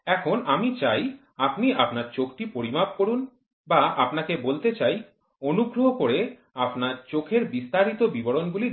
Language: Bangla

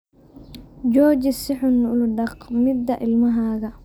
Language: Somali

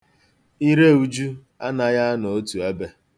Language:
Igbo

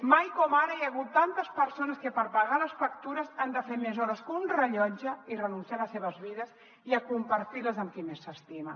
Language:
Catalan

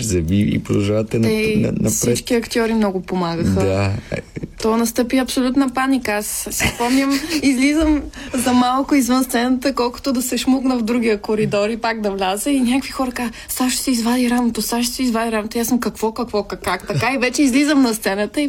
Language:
Bulgarian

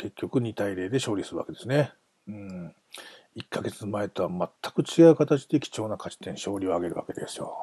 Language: Japanese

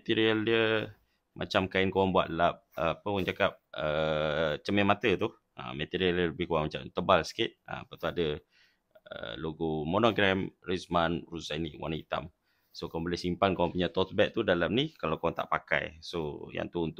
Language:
Malay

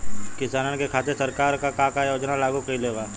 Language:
Bhojpuri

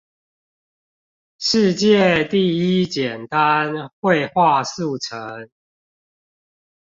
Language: Chinese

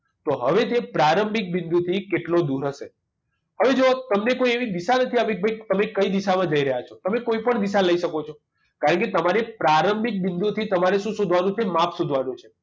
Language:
Gujarati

